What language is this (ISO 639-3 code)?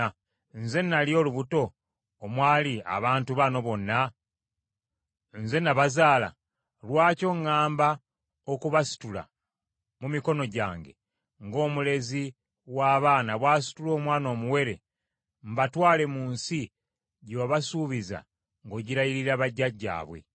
lug